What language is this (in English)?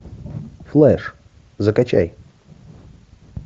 Russian